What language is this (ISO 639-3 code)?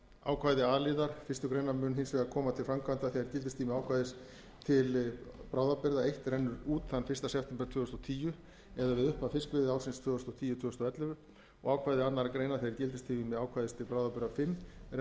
isl